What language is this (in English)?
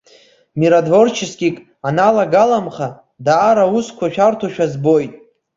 Abkhazian